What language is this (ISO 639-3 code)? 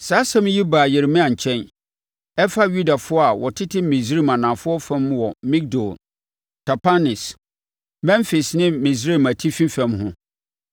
aka